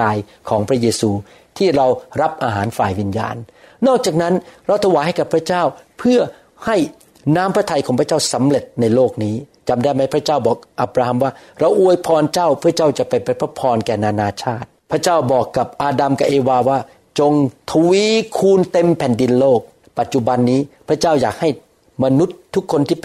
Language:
Thai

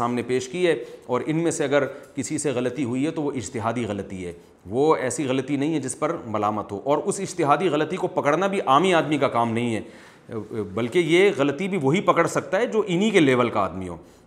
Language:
Urdu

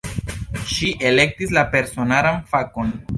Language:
Esperanto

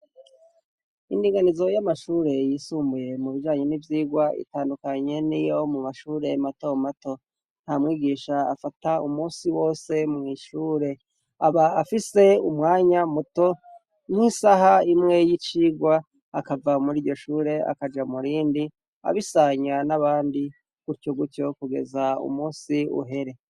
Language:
Rundi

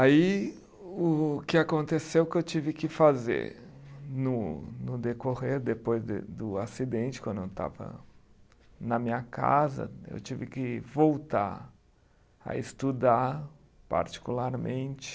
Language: Portuguese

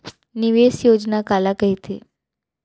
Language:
Chhattisgarhi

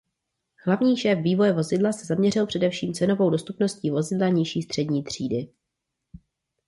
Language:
Czech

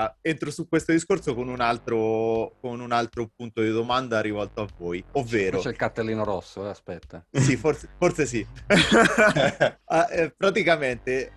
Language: Italian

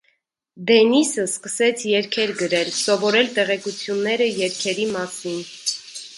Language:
Armenian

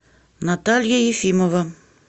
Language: Russian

